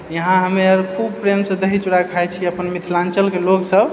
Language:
Maithili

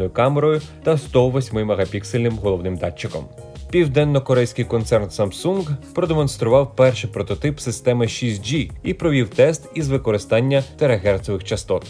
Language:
Ukrainian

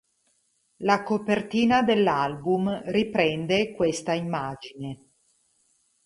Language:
Italian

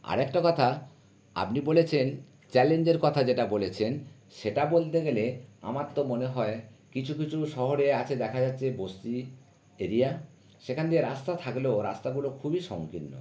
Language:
Bangla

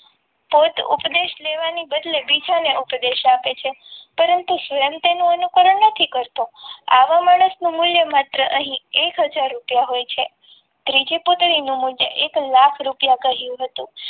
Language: Gujarati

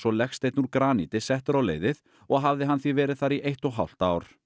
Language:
Icelandic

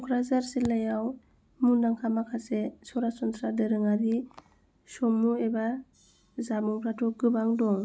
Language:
Bodo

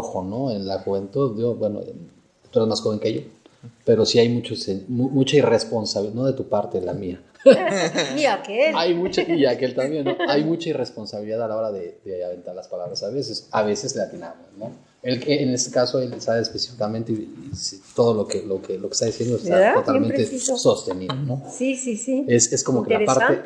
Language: Spanish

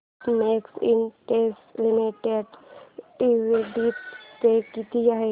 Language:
Marathi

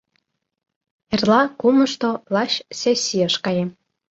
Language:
Mari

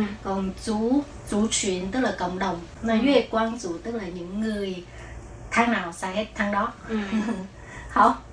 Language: Vietnamese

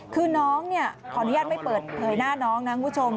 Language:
Thai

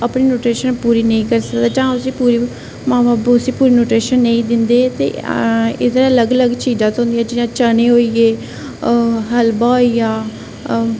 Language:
Dogri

